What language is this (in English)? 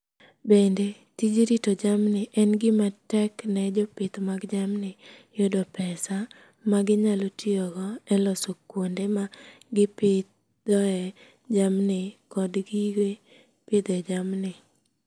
Luo (Kenya and Tanzania)